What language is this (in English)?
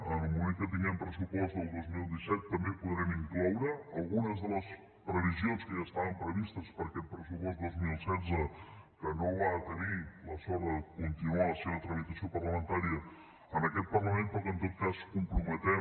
Catalan